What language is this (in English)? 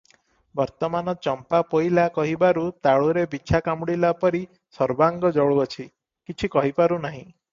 Odia